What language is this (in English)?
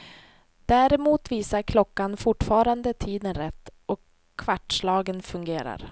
Swedish